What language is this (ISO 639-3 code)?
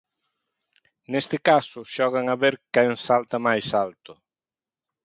glg